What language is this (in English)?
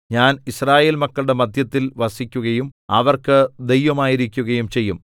Malayalam